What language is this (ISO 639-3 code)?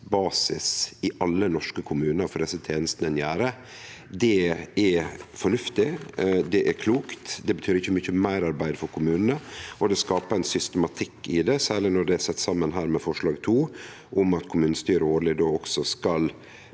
nor